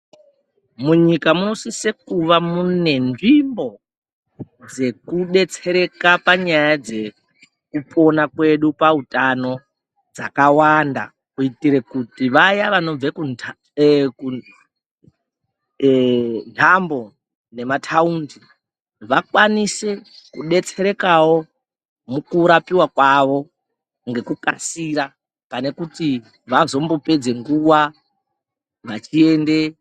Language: Ndau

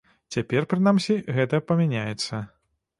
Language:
Belarusian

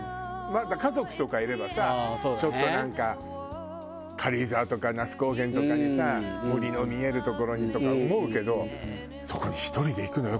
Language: Japanese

